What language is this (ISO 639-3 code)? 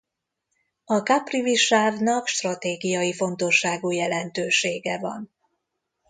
hun